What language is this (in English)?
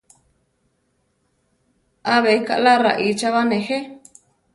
Central Tarahumara